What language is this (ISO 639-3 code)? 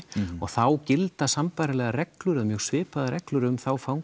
isl